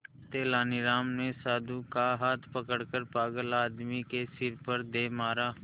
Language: Hindi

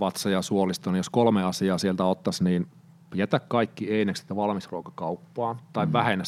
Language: Finnish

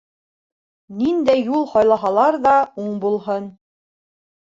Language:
Bashkir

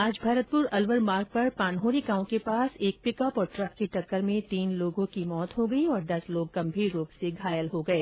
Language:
Hindi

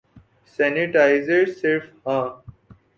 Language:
Urdu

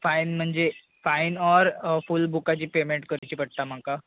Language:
Konkani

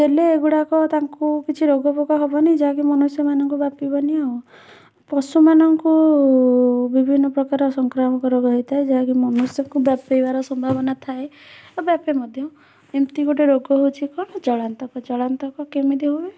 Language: Odia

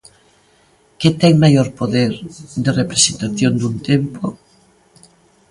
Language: Galician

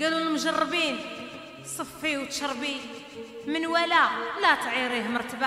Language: Arabic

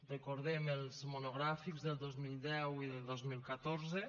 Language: Catalan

